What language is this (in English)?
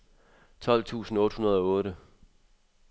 Danish